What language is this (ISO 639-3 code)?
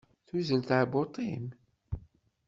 kab